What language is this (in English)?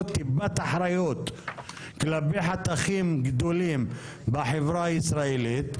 Hebrew